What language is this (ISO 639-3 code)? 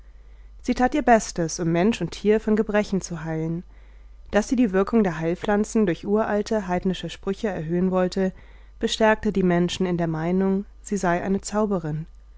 deu